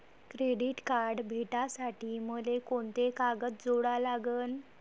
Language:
Marathi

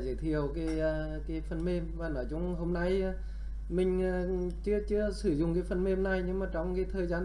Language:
Vietnamese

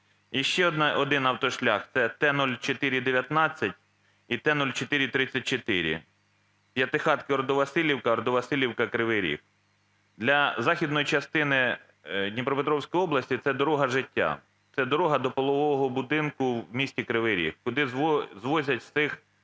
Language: Ukrainian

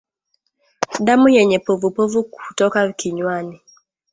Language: Swahili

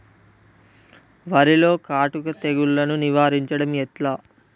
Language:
Telugu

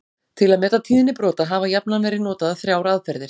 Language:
Icelandic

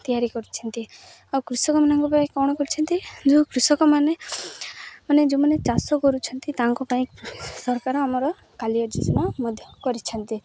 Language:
Odia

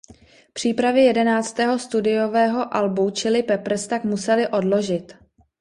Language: Czech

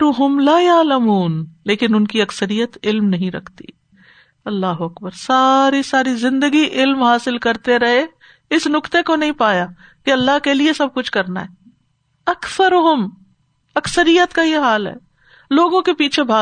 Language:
Urdu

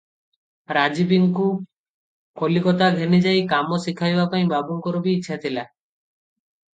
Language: Odia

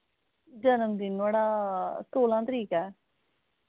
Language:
Dogri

